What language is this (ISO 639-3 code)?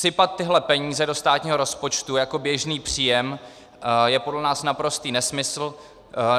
ces